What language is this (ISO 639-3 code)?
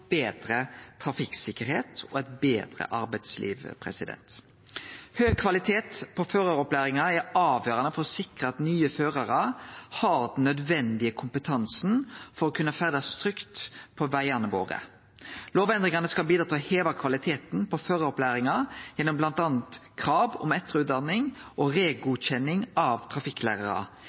nno